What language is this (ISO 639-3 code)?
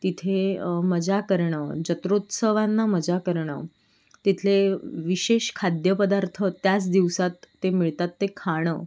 mar